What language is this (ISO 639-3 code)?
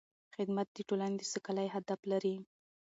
pus